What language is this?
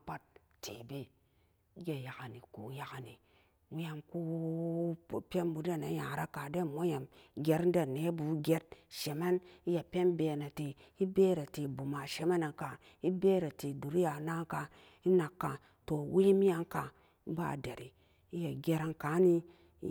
Samba Daka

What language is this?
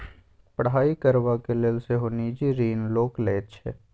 Maithili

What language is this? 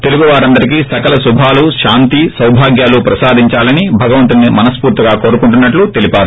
Telugu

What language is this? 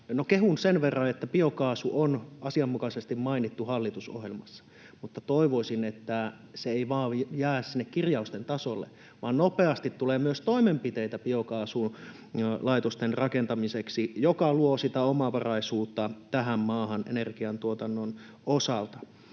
Finnish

